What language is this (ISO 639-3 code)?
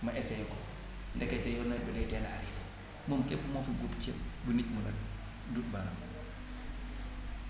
wol